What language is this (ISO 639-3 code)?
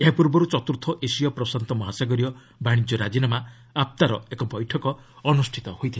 ori